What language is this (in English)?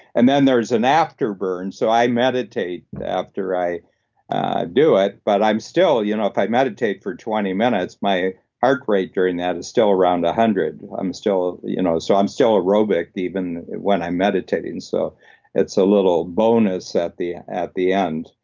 English